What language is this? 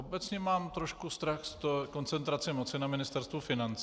Czech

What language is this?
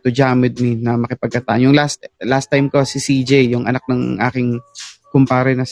Filipino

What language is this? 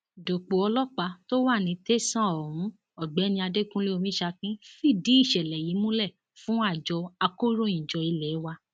Yoruba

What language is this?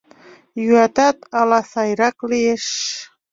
Mari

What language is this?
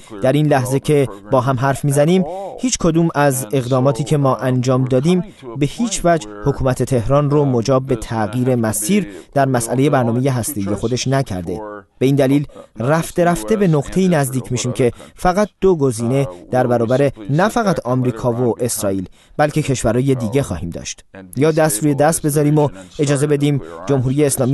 Persian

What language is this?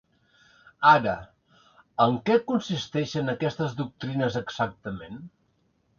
Catalan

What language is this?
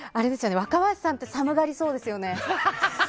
Japanese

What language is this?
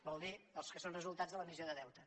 Catalan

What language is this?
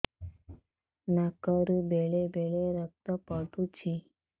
Odia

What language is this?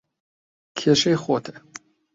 Central Kurdish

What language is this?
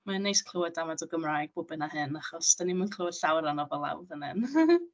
Welsh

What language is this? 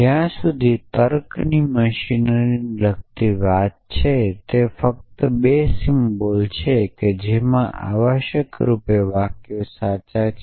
Gujarati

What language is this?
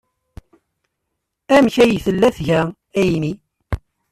Kabyle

